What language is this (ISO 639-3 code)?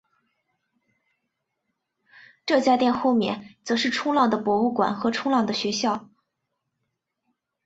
zho